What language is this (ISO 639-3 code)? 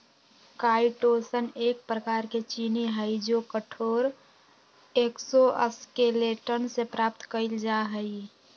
mag